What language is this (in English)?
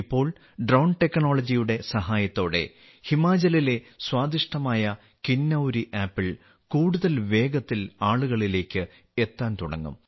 Malayalam